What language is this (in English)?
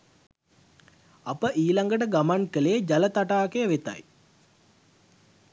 Sinhala